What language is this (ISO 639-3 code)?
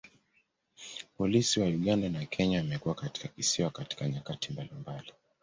swa